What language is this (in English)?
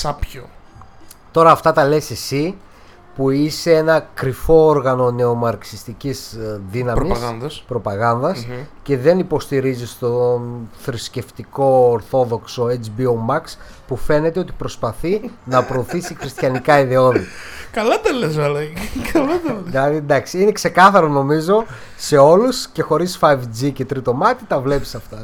Greek